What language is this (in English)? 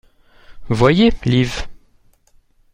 French